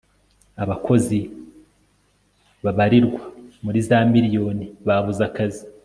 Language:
Kinyarwanda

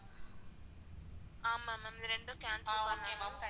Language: Tamil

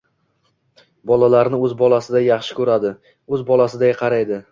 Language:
Uzbek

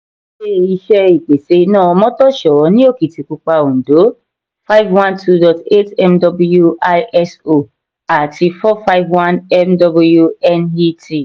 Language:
Yoruba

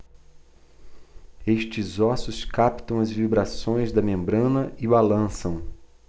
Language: Portuguese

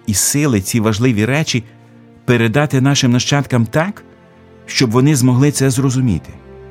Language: Ukrainian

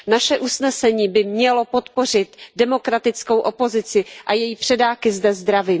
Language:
Czech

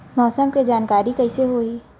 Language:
Chhattisgarhi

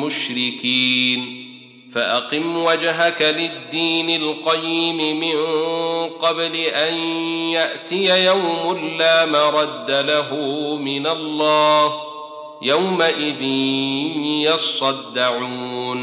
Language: Arabic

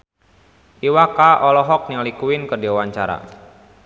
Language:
Sundanese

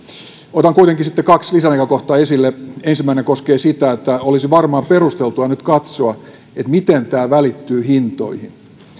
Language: Finnish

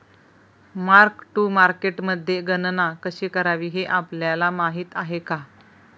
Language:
Marathi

